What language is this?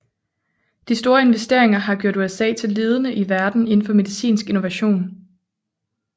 Danish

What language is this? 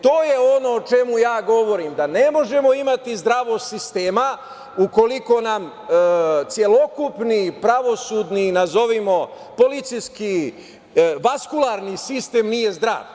Serbian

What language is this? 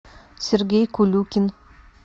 Russian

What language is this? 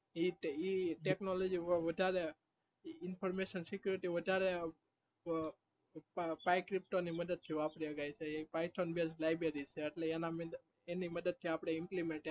Gujarati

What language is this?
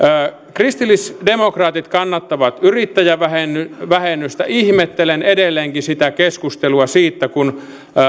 Finnish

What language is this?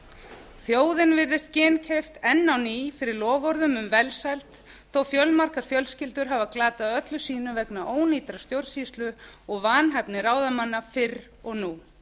Icelandic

